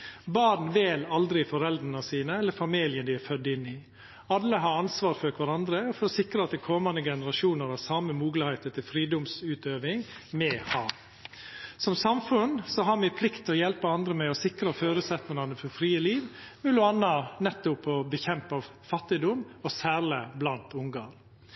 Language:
Norwegian Nynorsk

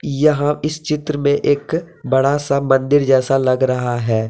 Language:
Hindi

